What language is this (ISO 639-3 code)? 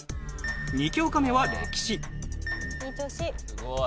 jpn